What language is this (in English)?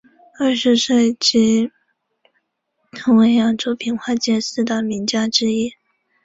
Chinese